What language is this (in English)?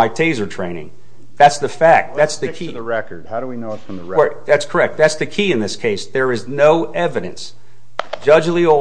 English